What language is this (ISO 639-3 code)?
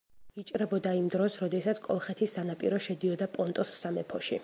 kat